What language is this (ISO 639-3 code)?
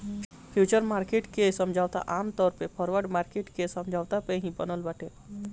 bho